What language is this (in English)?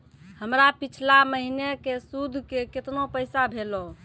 Maithili